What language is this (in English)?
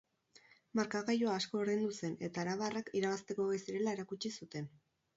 Basque